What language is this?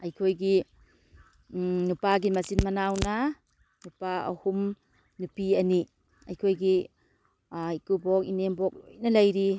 Manipuri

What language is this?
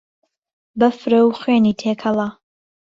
Central Kurdish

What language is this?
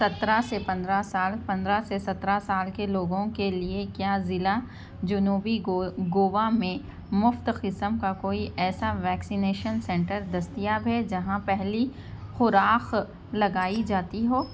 Urdu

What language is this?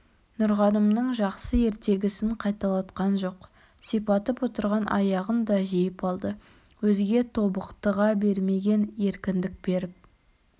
Kazakh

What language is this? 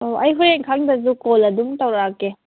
Manipuri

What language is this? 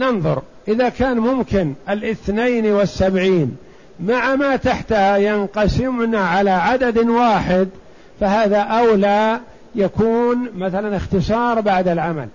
Arabic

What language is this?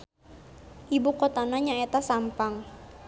Sundanese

